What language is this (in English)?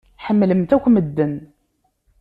Kabyle